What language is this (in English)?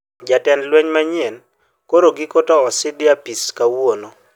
Luo (Kenya and Tanzania)